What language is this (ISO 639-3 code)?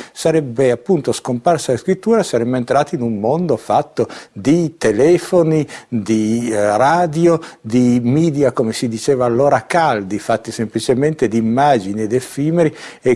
ita